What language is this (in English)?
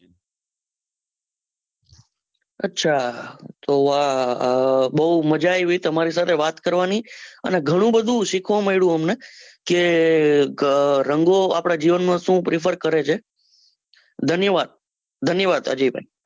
Gujarati